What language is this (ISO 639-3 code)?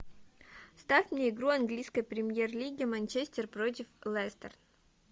rus